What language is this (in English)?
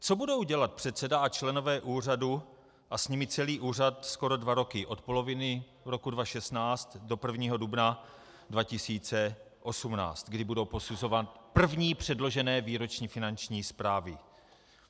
Czech